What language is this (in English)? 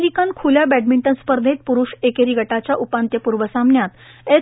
Marathi